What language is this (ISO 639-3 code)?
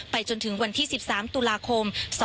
tha